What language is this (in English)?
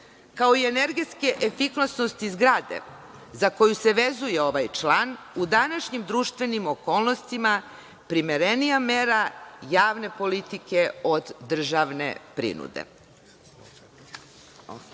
Serbian